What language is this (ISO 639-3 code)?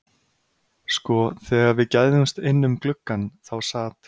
isl